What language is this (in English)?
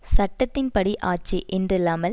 Tamil